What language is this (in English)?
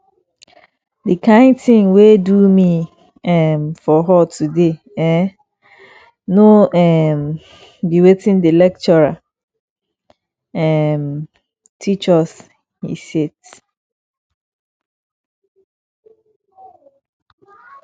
Nigerian Pidgin